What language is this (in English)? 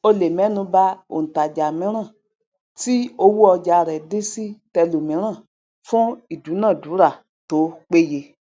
Yoruba